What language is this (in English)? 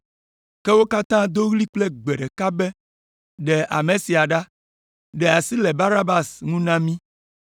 Ewe